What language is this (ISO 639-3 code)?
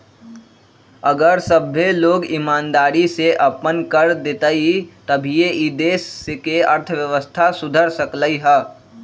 mag